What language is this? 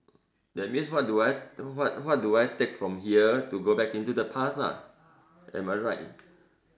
English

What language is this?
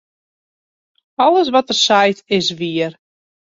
Western Frisian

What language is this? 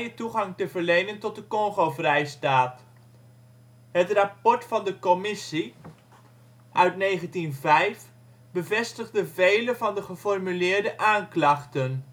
Dutch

